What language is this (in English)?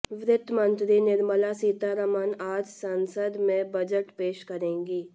Hindi